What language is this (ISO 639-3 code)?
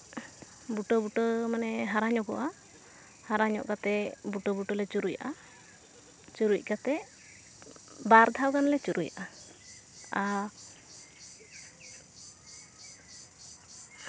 sat